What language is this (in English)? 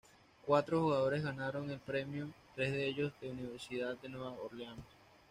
Spanish